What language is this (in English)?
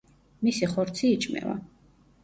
Georgian